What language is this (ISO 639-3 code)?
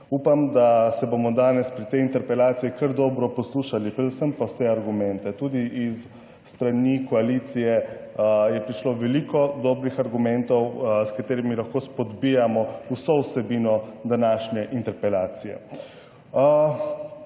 slv